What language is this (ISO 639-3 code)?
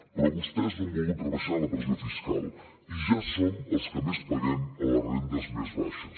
cat